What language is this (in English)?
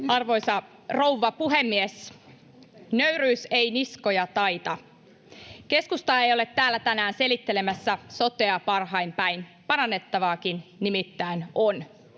Finnish